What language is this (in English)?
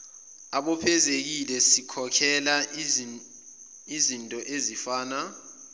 Zulu